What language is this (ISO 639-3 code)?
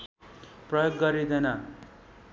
nep